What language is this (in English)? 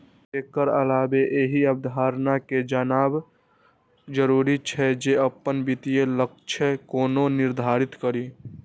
Maithili